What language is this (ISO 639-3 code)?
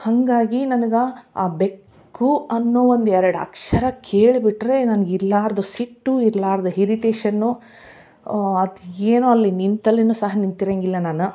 kan